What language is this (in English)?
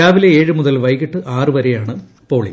Malayalam